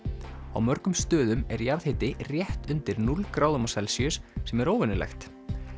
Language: Icelandic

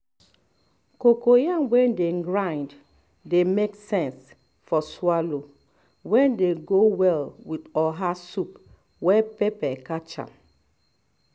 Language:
Nigerian Pidgin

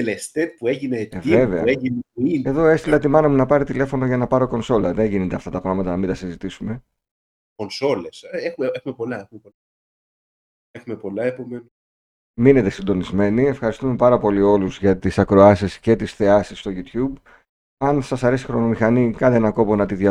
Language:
Greek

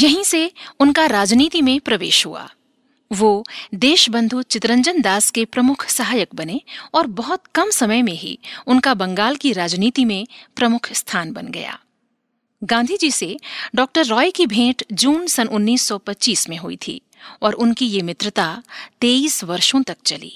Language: Hindi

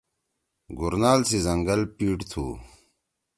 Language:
Torwali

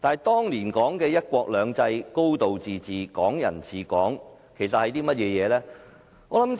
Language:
Cantonese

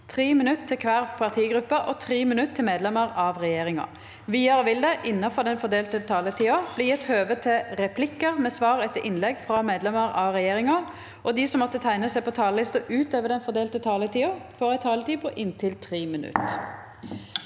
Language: Norwegian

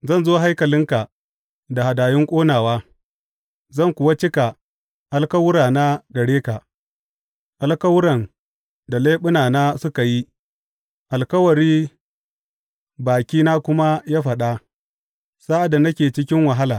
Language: Hausa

